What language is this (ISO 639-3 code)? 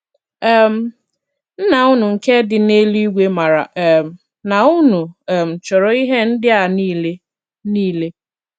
ibo